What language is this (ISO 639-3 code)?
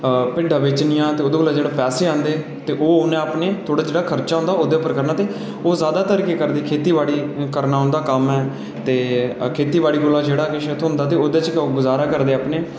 doi